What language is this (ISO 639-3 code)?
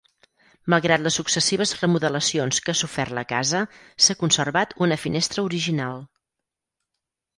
cat